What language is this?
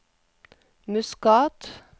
Norwegian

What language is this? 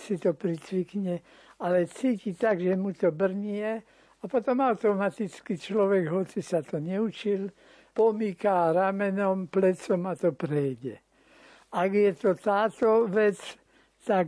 Slovak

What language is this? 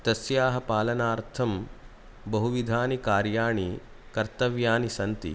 Sanskrit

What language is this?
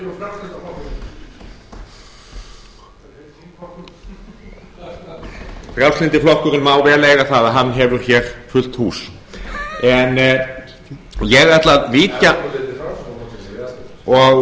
Icelandic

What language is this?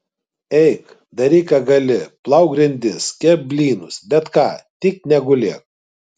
Lithuanian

